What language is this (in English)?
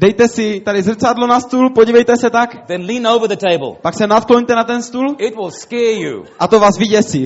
Czech